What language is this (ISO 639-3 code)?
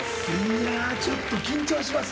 jpn